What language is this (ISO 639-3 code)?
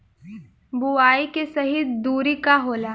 bho